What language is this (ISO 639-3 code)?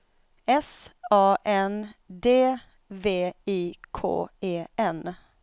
swe